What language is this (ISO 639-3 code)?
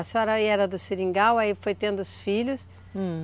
por